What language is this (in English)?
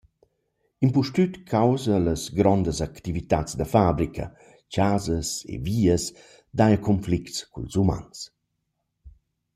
Romansh